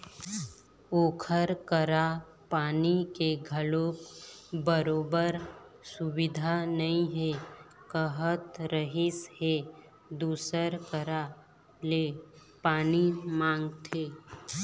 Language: Chhattisgarhi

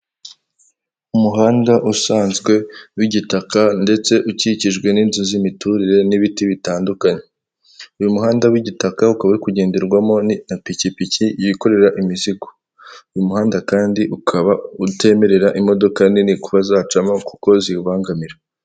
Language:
Kinyarwanda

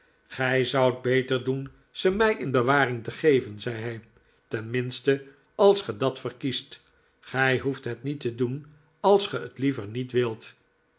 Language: Dutch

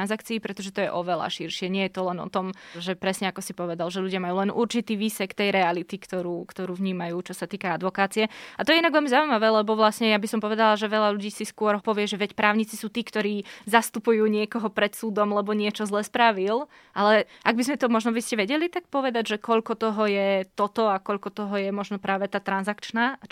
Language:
Slovak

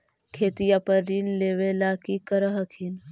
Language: Magahi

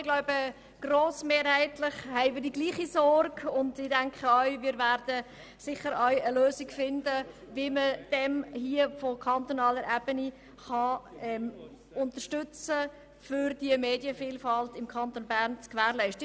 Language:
Swiss German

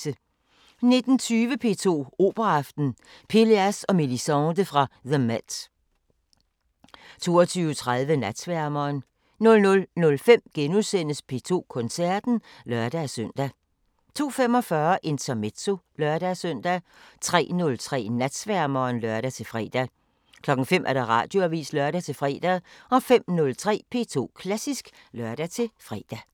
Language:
Danish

